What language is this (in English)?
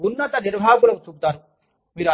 Telugu